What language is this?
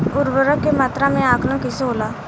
Bhojpuri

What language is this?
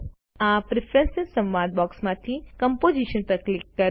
Gujarati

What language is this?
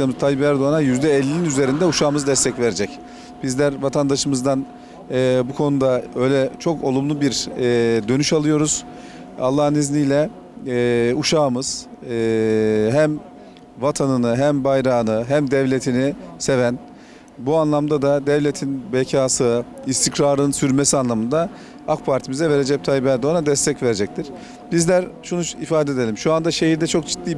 Turkish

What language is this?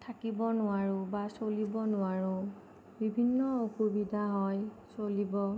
Assamese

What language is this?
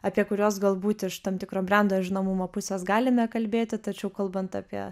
Lithuanian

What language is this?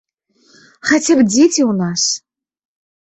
Belarusian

